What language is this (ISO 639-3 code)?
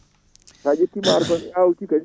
ful